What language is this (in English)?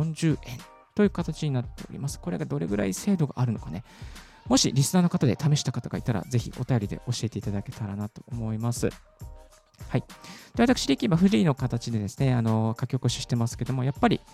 Japanese